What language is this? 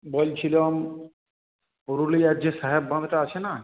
Bangla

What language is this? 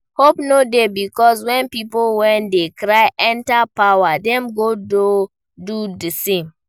Nigerian Pidgin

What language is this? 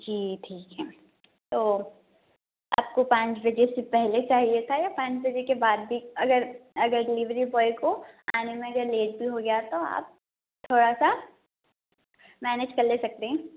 Urdu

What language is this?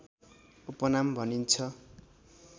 Nepali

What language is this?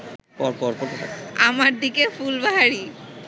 Bangla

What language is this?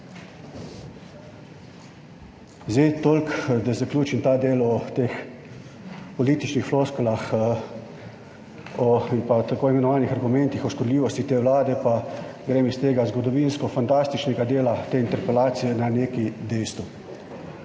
Slovenian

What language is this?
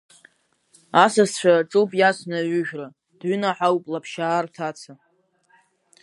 Abkhazian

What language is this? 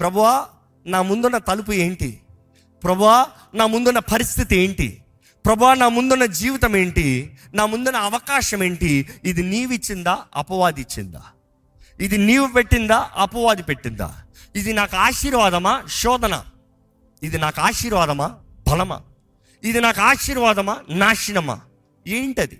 Telugu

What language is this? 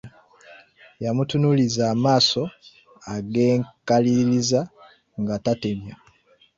Ganda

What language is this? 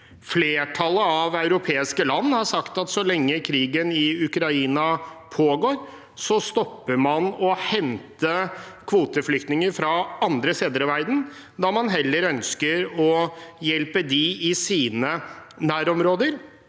Norwegian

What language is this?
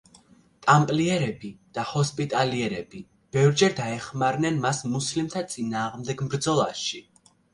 Georgian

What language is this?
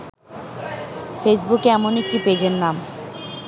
Bangla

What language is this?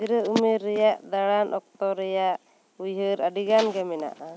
Santali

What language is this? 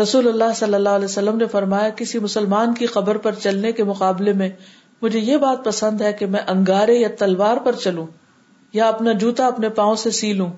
Urdu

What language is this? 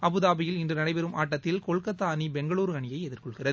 Tamil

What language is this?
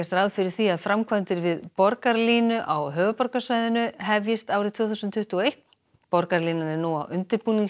Icelandic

